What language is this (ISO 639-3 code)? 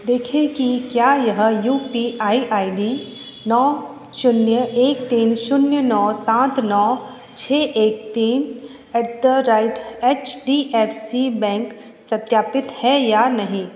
hin